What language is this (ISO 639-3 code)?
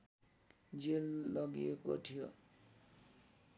nep